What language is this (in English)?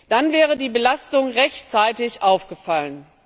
German